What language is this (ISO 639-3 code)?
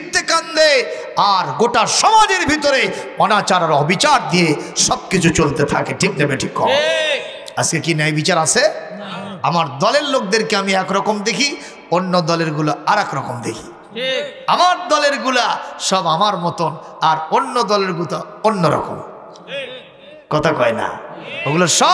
ara